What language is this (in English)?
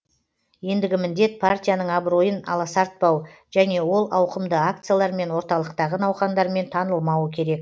Kazakh